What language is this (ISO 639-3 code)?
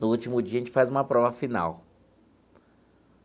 por